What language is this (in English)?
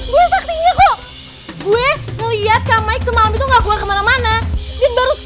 Indonesian